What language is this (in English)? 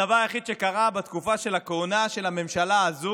Hebrew